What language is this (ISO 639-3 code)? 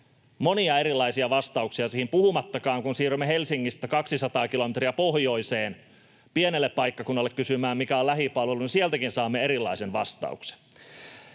fin